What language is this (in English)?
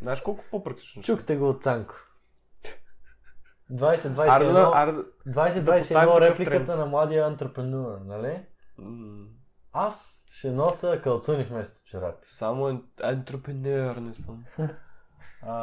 Bulgarian